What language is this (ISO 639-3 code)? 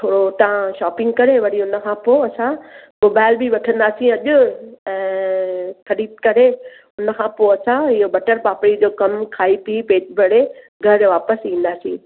snd